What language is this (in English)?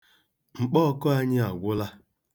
Igbo